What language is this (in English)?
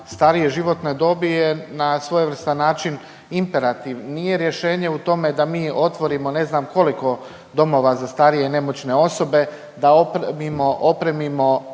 Croatian